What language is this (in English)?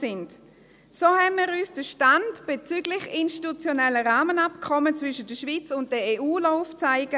Swiss German